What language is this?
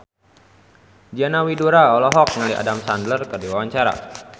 Sundanese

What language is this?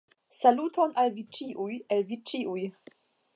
Esperanto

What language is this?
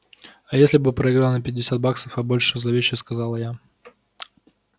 Russian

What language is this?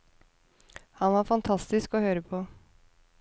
Norwegian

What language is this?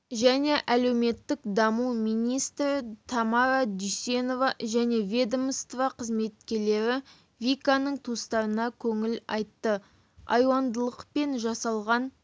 Kazakh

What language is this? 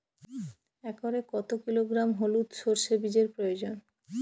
Bangla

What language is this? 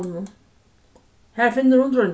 Faroese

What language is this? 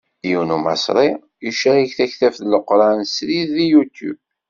Kabyle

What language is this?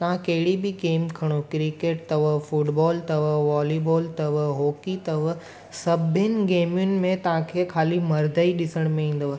Sindhi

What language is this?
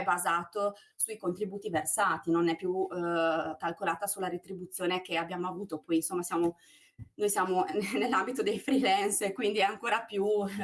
Italian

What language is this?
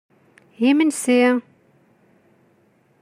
Kabyle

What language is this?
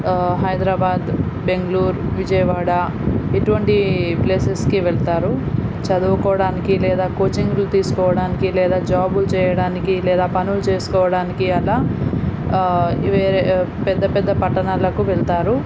Telugu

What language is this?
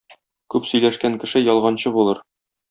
Tatar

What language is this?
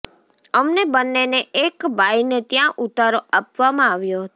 Gujarati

